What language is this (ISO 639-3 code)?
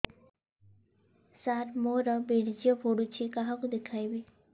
ori